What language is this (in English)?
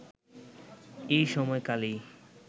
Bangla